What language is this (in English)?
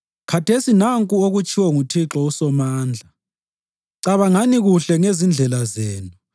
North Ndebele